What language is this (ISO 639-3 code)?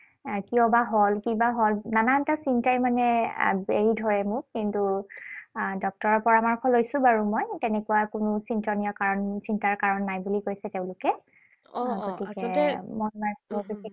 asm